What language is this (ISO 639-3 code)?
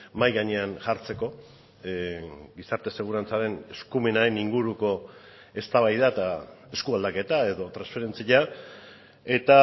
eus